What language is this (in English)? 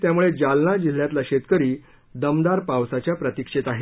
Marathi